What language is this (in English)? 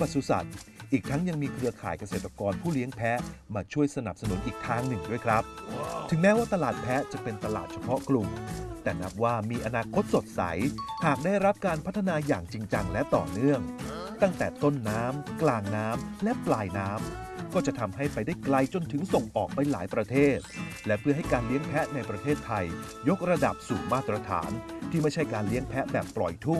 Thai